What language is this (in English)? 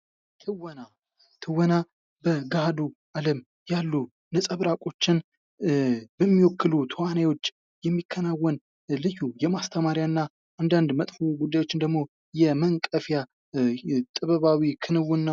Amharic